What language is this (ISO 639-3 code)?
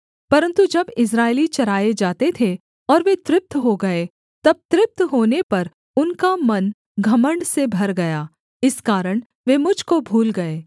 hin